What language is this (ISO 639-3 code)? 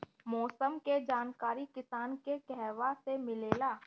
bho